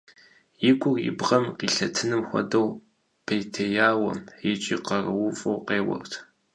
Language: Kabardian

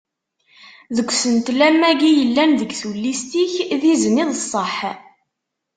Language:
Kabyle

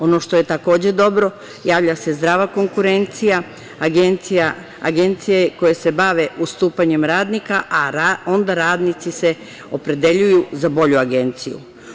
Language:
Serbian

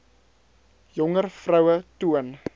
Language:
Afrikaans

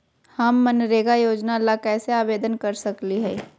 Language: Magahi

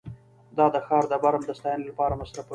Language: Pashto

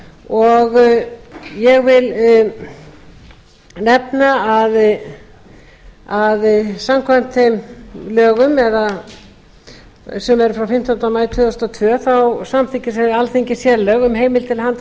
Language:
Icelandic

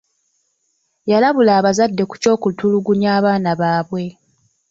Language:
Ganda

